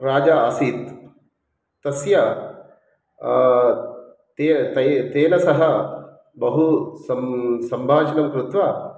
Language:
Sanskrit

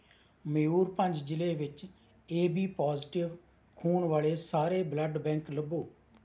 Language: Punjabi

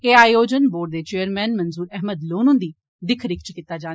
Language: Dogri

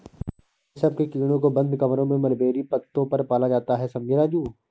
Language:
Hindi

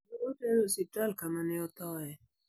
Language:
Luo (Kenya and Tanzania)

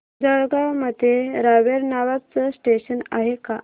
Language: Marathi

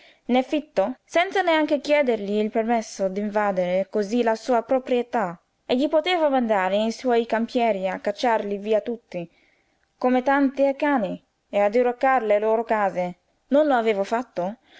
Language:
Italian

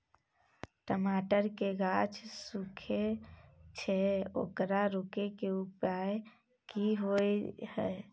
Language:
Maithili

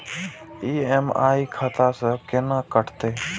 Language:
Maithili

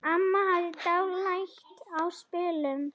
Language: Icelandic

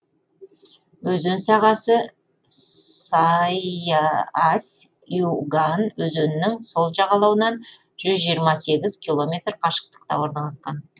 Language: Kazakh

